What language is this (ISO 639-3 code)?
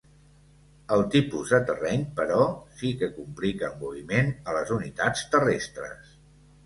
cat